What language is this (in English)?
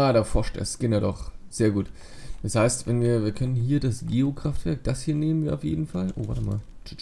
German